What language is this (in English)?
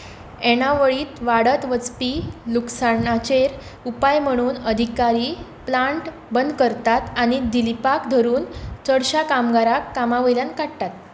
Konkani